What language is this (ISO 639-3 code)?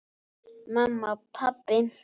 isl